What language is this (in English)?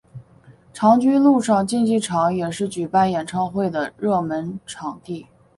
Chinese